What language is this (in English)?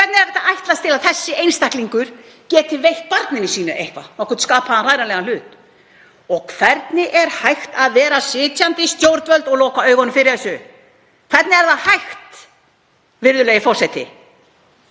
Icelandic